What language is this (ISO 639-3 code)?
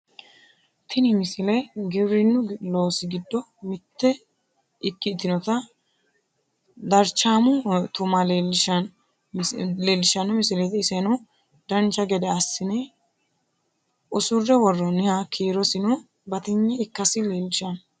sid